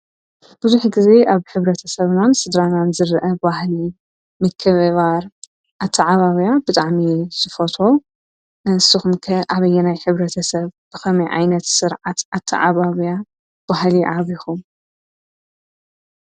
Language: Tigrinya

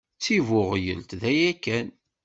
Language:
Kabyle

